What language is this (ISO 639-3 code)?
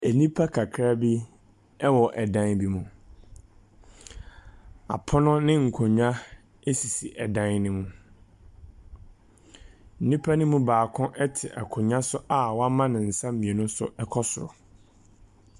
aka